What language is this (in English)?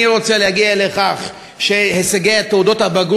Hebrew